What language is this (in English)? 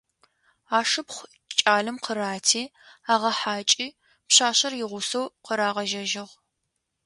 Adyghe